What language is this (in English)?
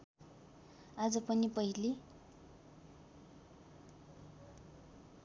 Nepali